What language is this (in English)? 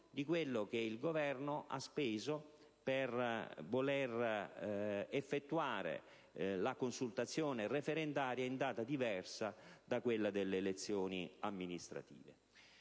Italian